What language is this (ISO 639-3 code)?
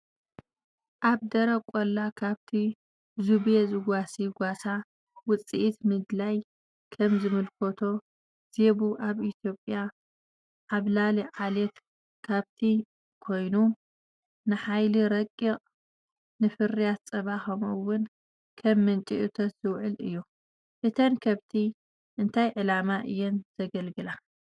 tir